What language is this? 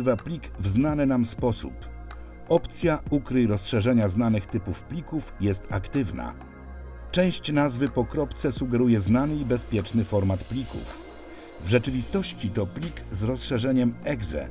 Polish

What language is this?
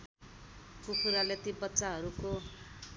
Nepali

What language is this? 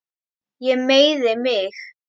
Icelandic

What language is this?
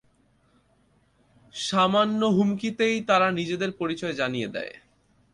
Bangla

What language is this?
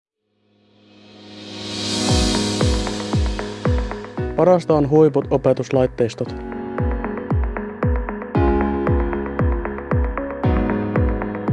Finnish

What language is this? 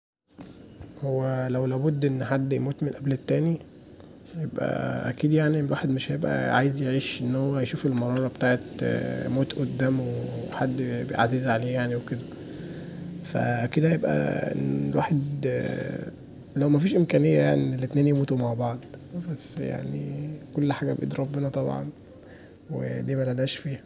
Egyptian Arabic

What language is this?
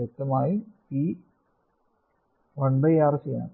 Malayalam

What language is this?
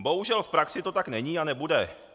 Czech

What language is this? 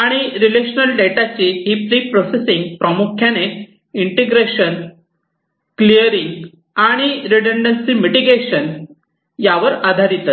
Marathi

